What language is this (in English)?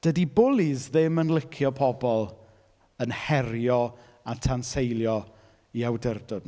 Welsh